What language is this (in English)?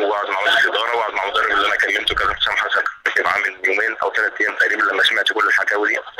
Arabic